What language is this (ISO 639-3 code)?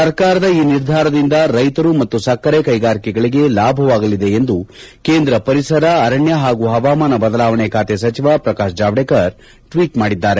kan